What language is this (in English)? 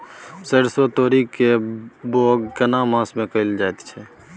Maithili